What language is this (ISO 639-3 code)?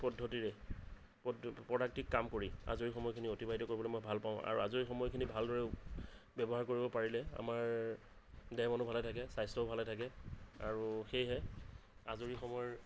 asm